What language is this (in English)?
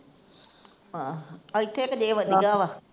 Punjabi